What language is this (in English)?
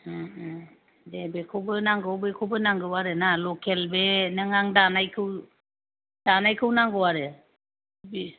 Bodo